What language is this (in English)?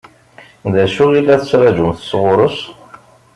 Kabyle